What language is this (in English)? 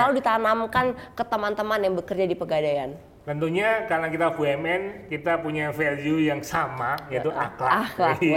Indonesian